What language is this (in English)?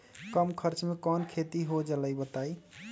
Magahi